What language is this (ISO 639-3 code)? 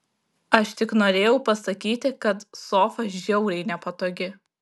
lit